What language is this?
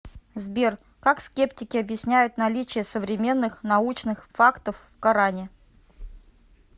Russian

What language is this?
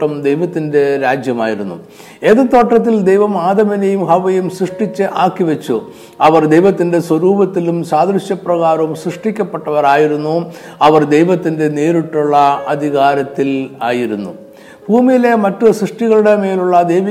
Malayalam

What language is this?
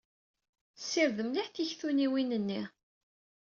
Kabyle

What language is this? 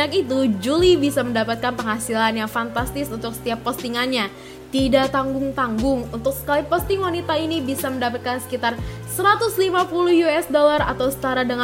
Indonesian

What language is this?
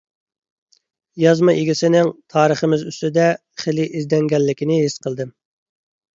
Uyghur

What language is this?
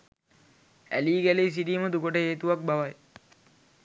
Sinhala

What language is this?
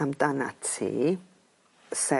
Welsh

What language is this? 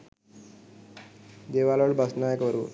Sinhala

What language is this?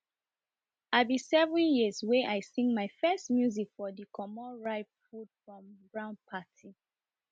Nigerian Pidgin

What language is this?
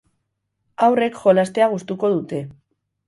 Basque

